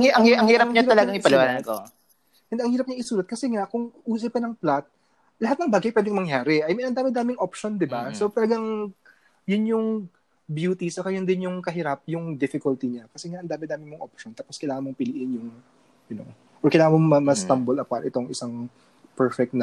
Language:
Filipino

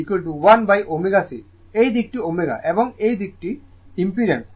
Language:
Bangla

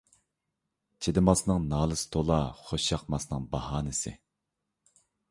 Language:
Uyghur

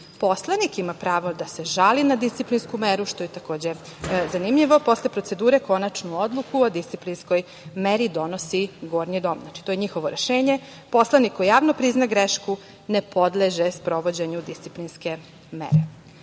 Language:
Serbian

